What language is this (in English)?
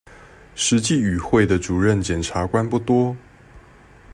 Chinese